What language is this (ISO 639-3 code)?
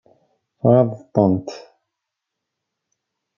kab